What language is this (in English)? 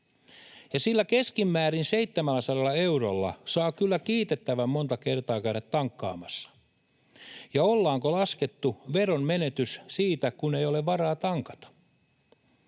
Finnish